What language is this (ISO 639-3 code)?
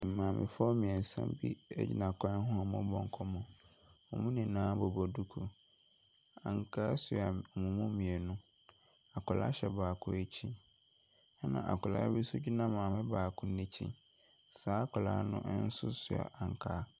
aka